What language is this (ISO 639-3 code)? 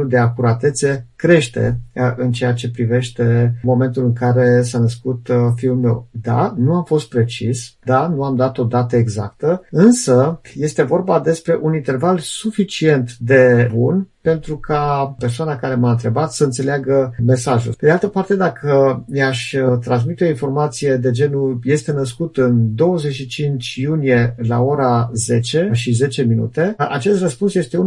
ron